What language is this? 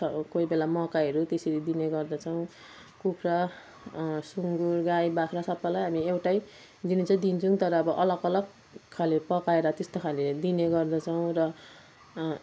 Nepali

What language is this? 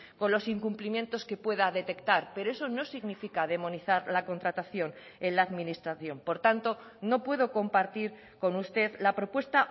Spanish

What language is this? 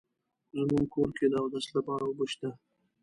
Pashto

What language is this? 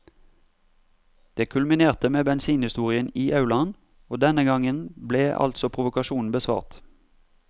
Norwegian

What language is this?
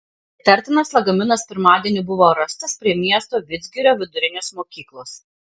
Lithuanian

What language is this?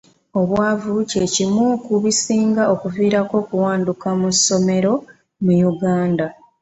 Ganda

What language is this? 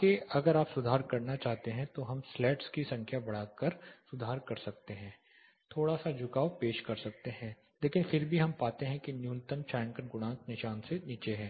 Hindi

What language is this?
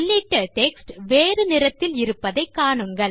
Tamil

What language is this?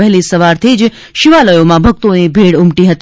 Gujarati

